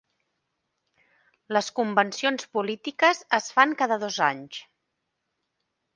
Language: Catalan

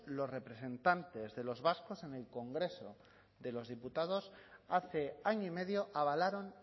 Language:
Spanish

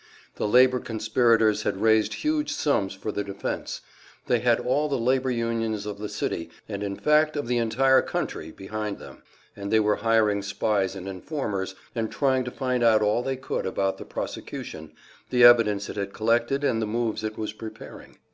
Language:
English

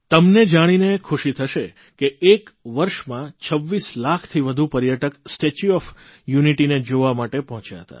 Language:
Gujarati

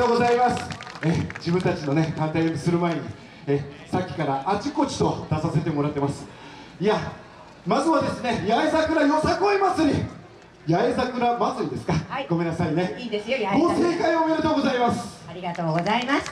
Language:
Japanese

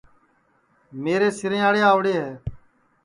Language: Sansi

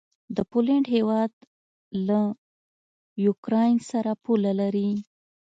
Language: Pashto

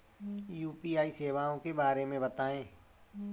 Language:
Hindi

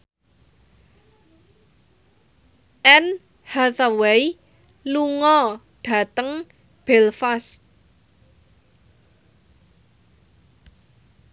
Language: Javanese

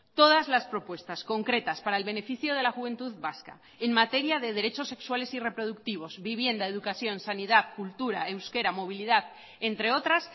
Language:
Spanish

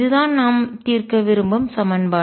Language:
Tamil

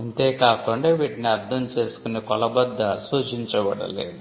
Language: Telugu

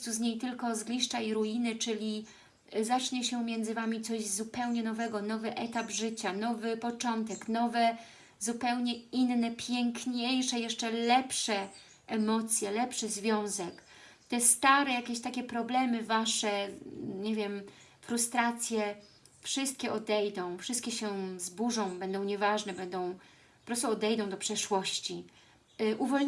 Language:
Polish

